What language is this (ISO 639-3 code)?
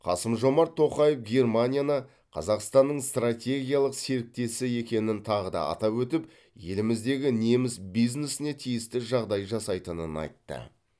kaz